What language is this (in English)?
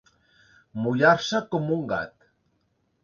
Catalan